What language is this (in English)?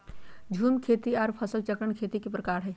Magahi